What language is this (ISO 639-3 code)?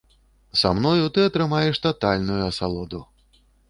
bel